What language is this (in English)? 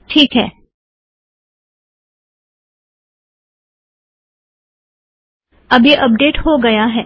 Hindi